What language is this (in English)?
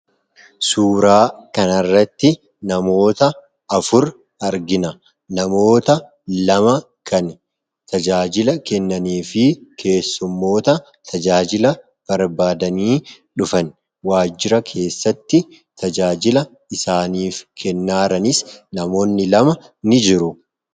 Oromo